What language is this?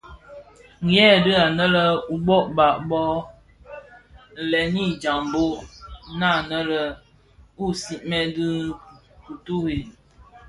Bafia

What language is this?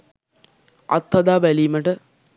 Sinhala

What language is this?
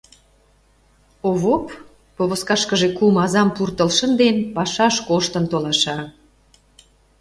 Mari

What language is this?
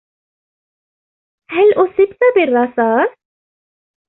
Arabic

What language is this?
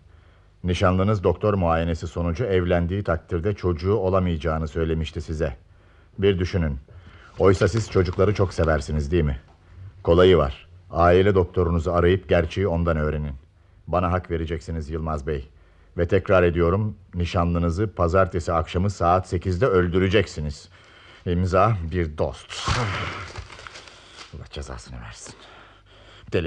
Turkish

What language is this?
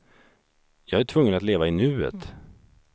Swedish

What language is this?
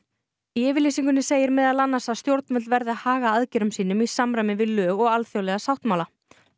Icelandic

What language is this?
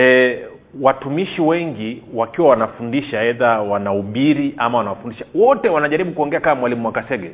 Swahili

